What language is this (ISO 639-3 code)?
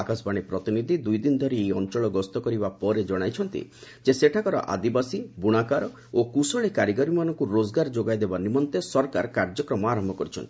ori